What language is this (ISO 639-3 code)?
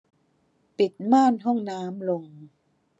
tha